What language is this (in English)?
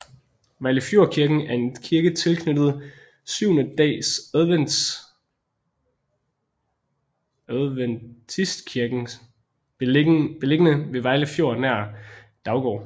Danish